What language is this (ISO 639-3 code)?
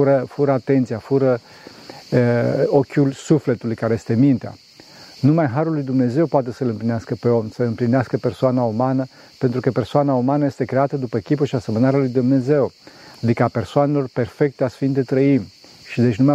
ron